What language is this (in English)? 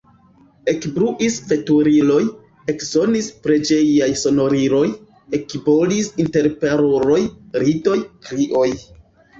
Esperanto